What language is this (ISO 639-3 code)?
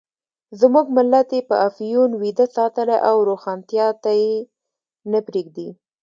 pus